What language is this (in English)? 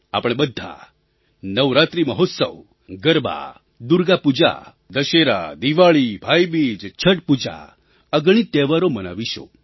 Gujarati